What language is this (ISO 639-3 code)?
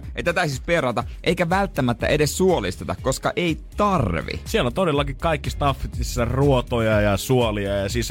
fin